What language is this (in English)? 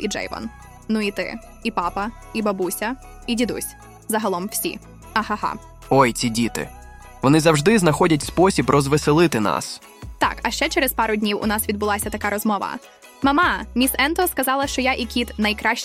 Ukrainian